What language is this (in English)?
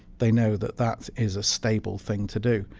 English